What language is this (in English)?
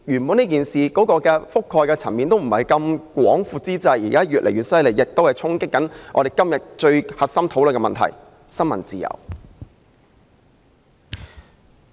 Cantonese